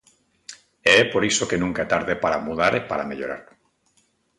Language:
Galician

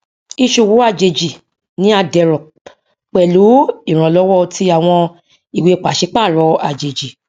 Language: Yoruba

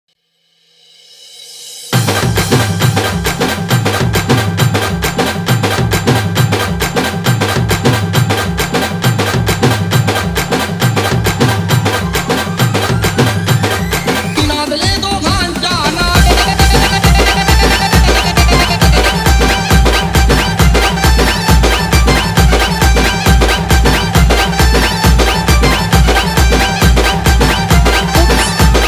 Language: Arabic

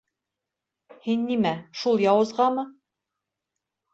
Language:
Bashkir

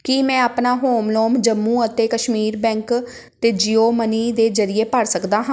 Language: Punjabi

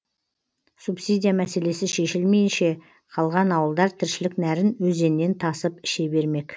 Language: Kazakh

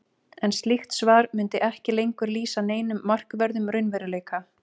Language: Icelandic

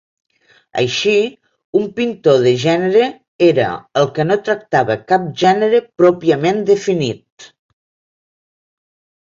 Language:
Catalan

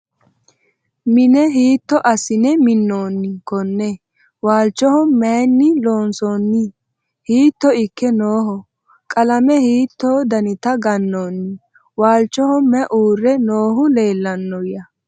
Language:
Sidamo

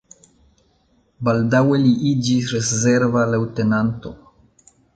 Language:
Esperanto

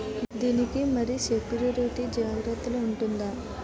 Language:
Telugu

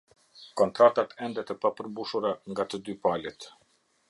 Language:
Albanian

